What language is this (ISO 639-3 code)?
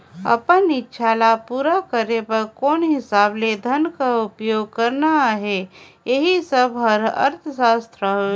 hne